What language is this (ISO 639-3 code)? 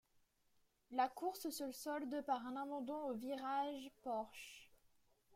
fra